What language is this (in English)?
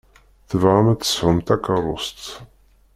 Kabyle